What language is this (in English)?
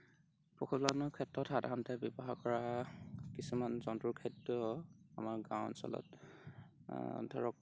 Assamese